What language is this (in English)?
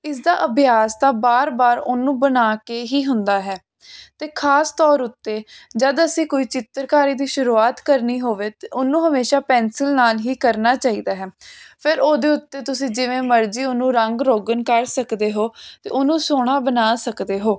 Punjabi